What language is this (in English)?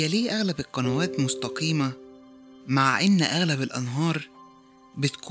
Arabic